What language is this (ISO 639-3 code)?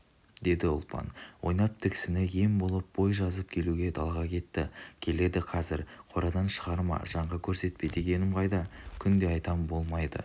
kaz